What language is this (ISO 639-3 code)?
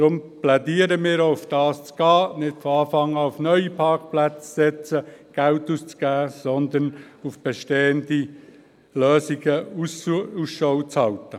gsw